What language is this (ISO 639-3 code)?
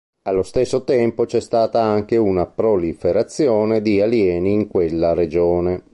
ita